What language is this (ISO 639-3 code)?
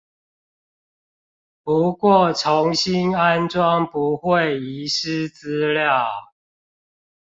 zho